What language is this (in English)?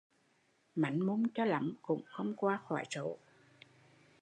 Vietnamese